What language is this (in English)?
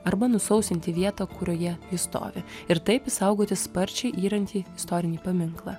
Lithuanian